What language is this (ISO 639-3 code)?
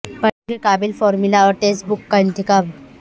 urd